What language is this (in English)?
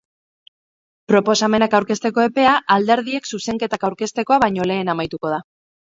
Basque